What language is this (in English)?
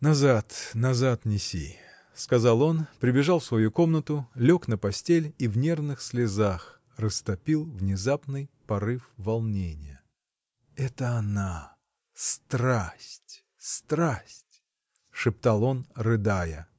Russian